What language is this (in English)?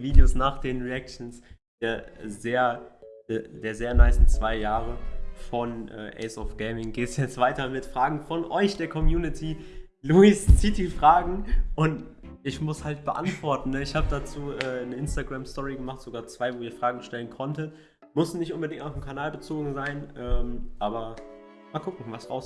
German